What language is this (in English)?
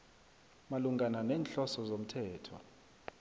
South Ndebele